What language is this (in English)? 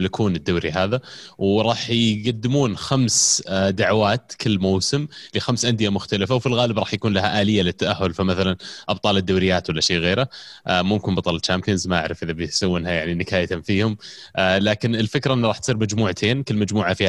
Arabic